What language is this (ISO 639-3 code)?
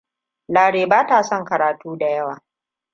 hau